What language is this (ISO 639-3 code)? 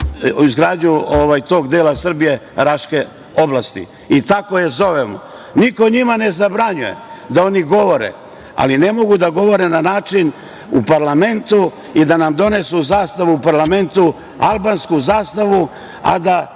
srp